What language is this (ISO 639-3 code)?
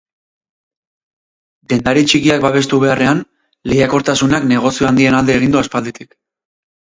eus